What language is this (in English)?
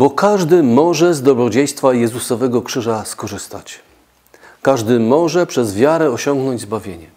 Polish